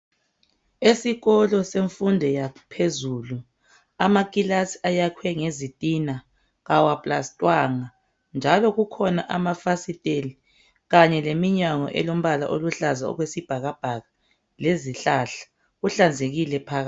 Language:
North Ndebele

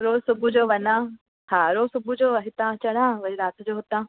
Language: Sindhi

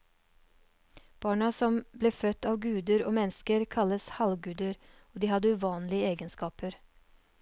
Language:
Norwegian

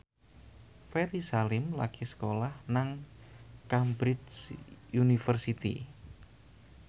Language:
Javanese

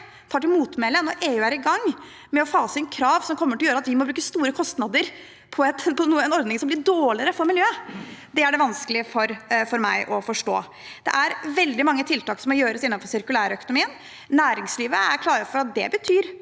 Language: Norwegian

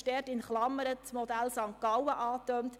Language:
Swiss German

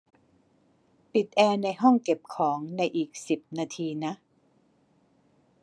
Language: Thai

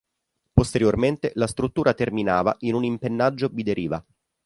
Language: Italian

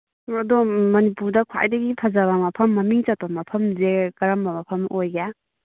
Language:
Manipuri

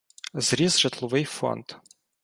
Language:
Ukrainian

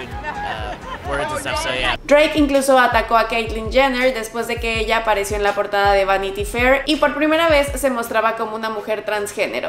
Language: Spanish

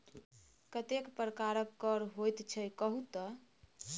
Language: Maithili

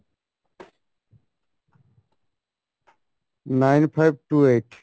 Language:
Bangla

